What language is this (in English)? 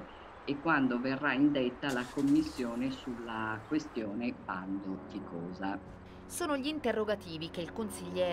Italian